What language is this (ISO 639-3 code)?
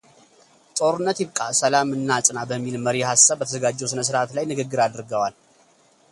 amh